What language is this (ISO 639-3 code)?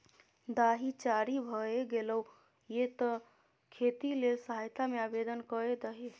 mai